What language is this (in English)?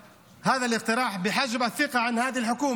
Hebrew